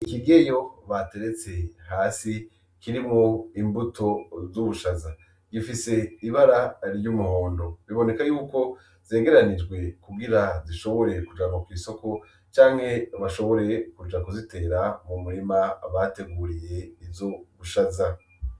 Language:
Rundi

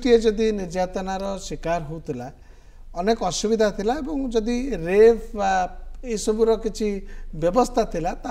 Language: Bangla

